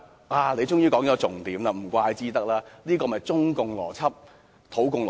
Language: Cantonese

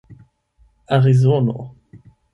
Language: Esperanto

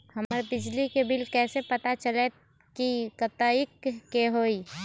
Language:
Magahi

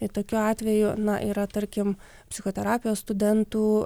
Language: Lithuanian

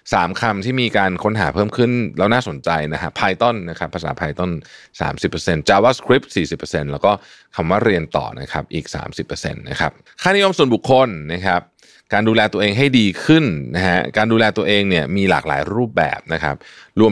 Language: Thai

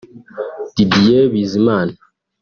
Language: Kinyarwanda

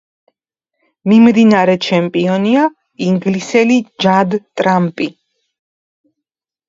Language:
Georgian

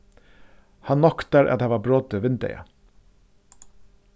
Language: Faroese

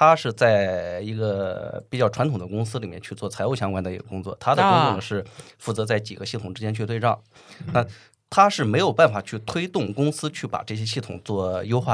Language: Chinese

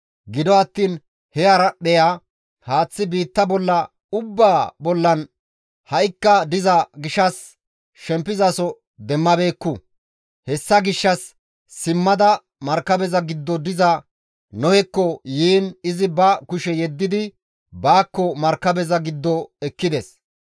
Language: Gamo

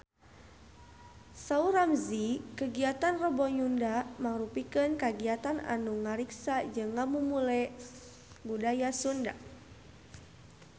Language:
Sundanese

